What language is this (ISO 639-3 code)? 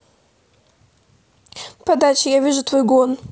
rus